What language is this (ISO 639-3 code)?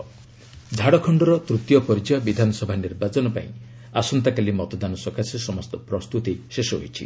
ori